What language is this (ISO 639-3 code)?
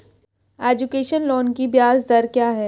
hin